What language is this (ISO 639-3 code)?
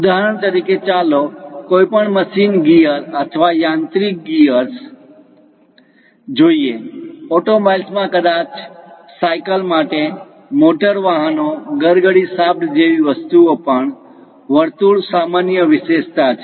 guj